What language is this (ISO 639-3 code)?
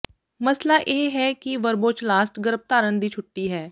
pan